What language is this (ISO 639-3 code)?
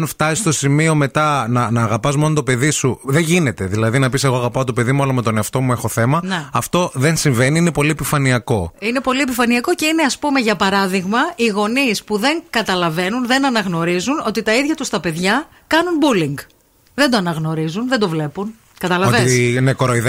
ell